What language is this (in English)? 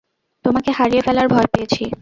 Bangla